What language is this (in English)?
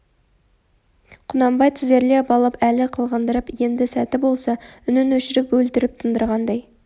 Kazakh